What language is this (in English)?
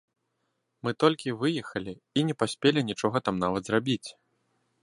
Belarusian